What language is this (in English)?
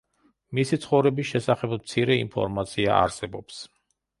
Georgian